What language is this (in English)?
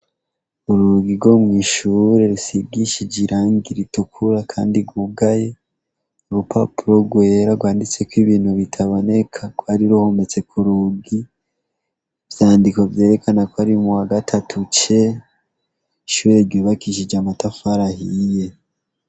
Rundi